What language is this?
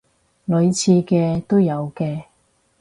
Cantonese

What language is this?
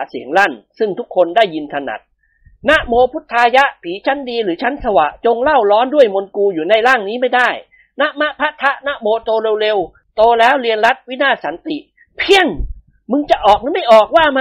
Thai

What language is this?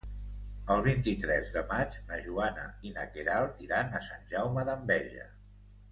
Catalan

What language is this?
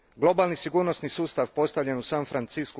Croatian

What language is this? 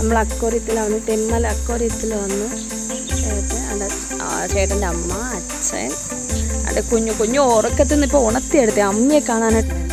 Malayalam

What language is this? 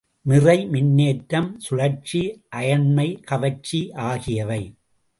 Tamil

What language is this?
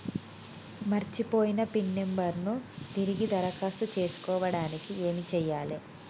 Telugu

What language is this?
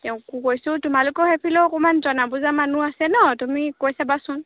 Assamese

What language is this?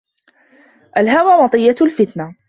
Arabic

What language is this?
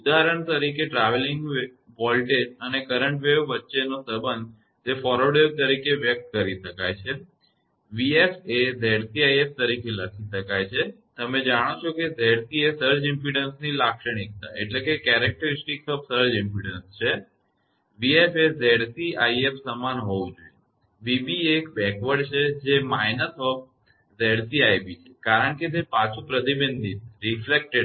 Gujarati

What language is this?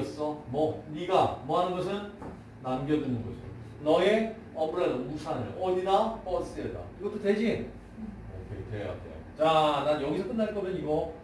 Korean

